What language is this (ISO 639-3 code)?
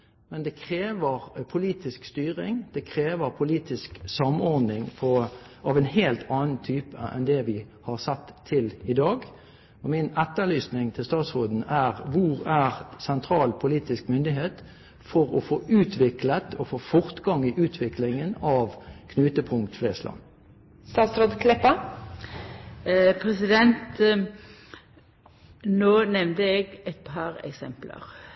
nob